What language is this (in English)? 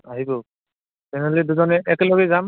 Assamese